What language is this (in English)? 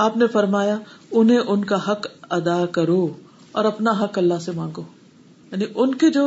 Urdu